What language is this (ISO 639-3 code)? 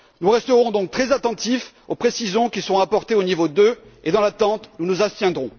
fra